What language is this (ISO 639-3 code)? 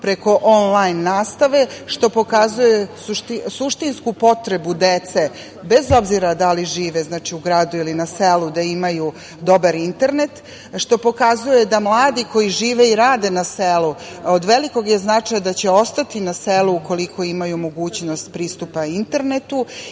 srp